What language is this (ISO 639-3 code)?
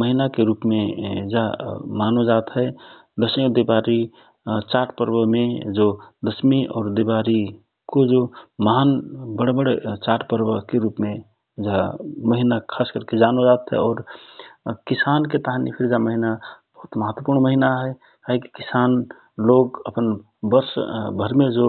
thr